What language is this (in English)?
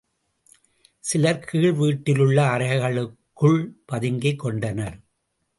Tamil